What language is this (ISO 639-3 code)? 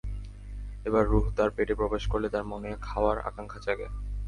ben